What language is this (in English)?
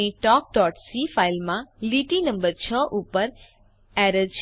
Gujarati